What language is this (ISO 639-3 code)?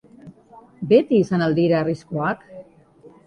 eus